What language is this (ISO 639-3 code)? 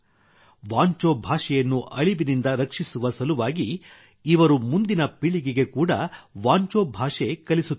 kan